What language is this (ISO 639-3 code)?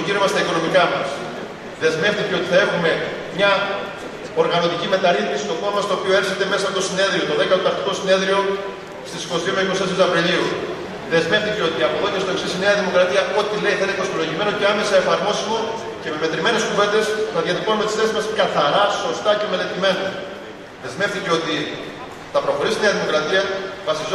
ell